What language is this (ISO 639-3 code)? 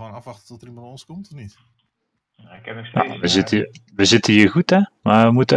nld